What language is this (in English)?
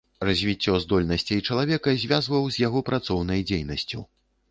Belarusian